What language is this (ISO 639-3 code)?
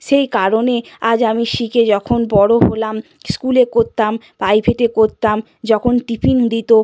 ben